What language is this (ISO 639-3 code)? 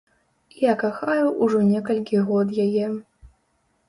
bel